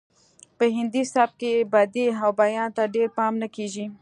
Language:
Pashto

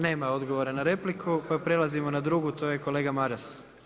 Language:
Croatian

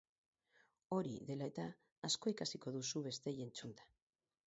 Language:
Basque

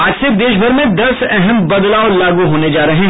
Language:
Hindi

